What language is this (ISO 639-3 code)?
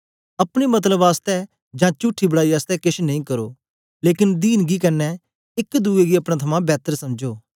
doi